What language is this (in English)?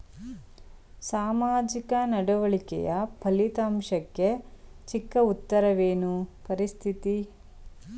Kannada